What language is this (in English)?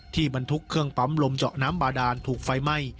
Thai